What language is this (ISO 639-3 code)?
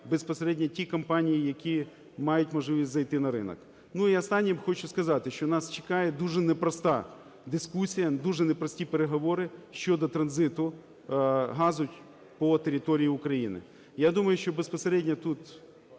ukr